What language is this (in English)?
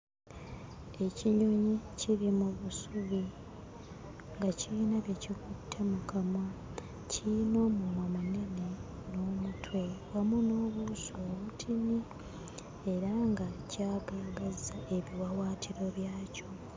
Ganda